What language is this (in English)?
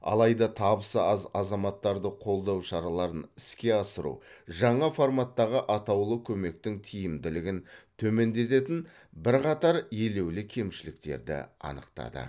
Kazakh